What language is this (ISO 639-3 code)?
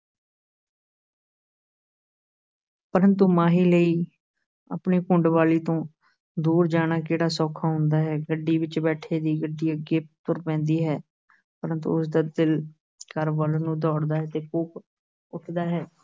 pan